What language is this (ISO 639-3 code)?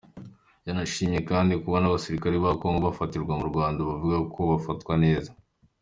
kin